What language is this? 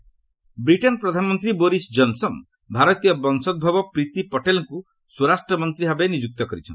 Odia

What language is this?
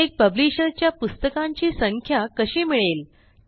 Marathi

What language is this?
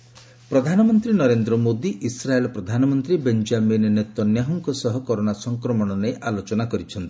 Odia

